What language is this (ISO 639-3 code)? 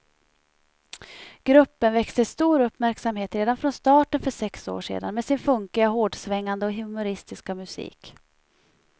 swe